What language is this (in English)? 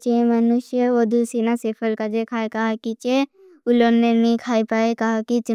Bhili